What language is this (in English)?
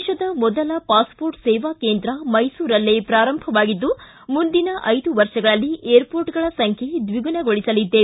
Kannada